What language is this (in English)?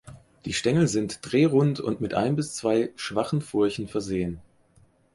German